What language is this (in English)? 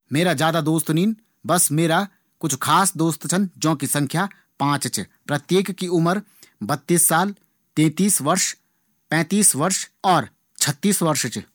Garhwali